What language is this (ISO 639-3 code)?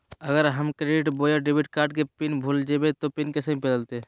mag